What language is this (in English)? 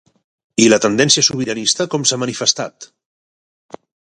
Catalan